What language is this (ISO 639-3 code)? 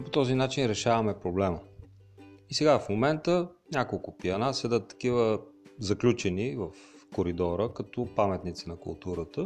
bul